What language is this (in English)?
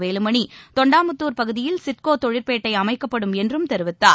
Tamil